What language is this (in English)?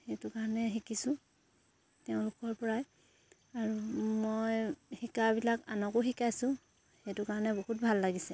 Assamese